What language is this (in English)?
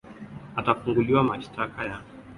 Swahili